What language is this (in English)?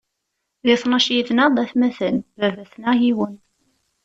Kabyle